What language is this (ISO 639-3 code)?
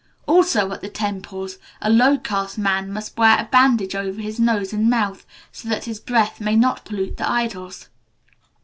eng